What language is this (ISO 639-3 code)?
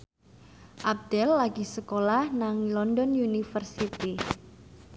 jav